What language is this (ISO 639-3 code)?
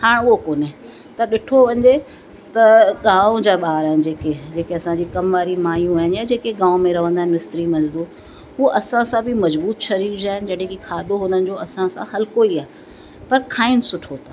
snd